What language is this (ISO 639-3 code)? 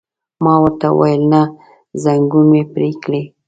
pus